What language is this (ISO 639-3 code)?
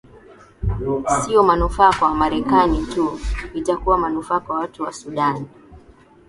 swa